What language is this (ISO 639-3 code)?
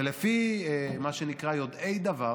heb